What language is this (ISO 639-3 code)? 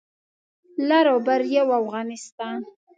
pus